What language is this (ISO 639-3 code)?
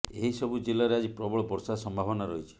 ori